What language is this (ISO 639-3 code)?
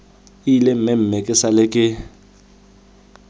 tsn